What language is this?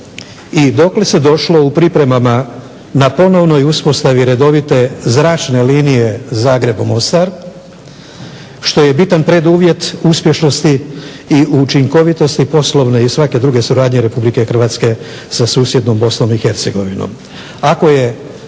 Croatian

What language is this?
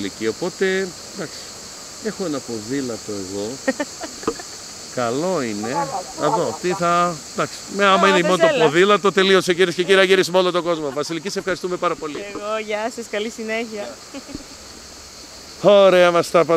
Greek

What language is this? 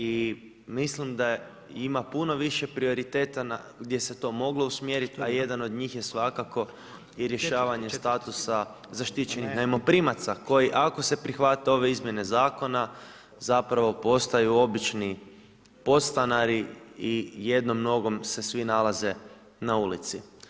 Croatian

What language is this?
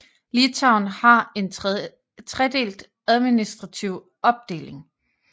Danish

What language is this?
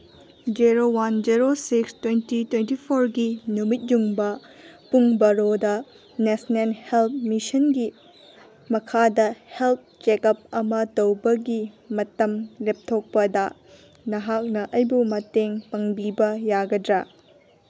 Manipuri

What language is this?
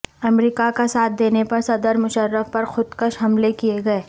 Urdu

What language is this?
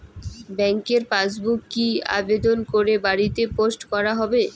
Bangla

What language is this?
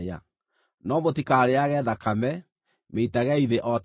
Kikuyu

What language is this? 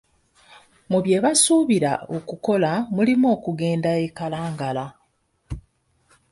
Ganda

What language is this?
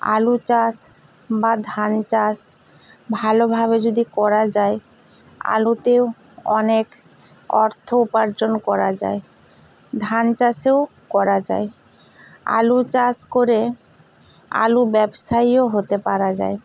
Bangla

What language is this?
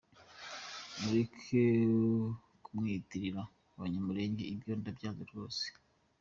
Kinyarwanda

